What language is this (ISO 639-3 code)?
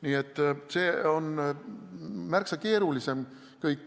est